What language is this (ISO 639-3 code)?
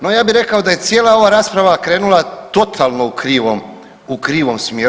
hrv